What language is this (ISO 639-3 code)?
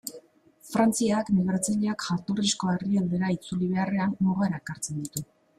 eus